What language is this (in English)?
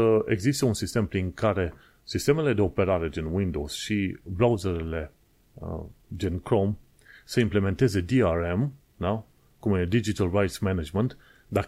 Romanian